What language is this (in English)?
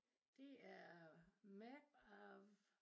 Danish